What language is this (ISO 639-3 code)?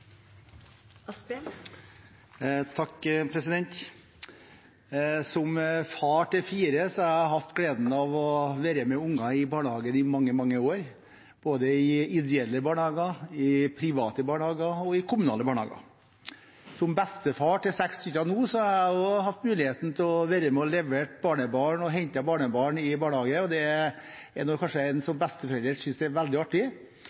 nob